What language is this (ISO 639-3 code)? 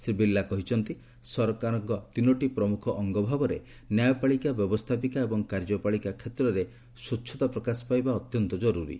ori